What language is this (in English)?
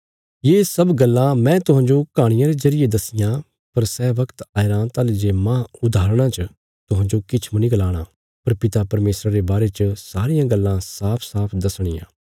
Bilaspuri